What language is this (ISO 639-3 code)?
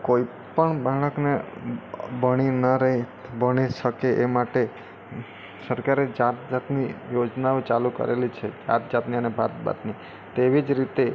guj